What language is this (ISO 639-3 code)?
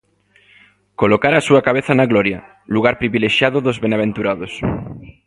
glg